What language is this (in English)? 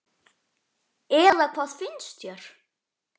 Icelandic